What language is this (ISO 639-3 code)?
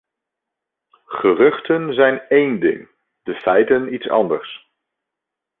nld